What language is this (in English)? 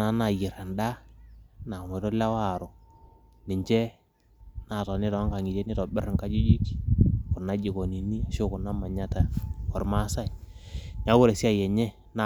Masai